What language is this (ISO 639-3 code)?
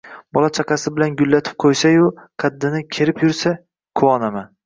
uzb